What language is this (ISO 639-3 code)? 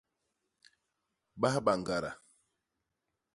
bas